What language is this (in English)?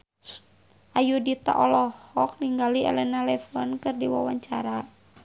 Sundanese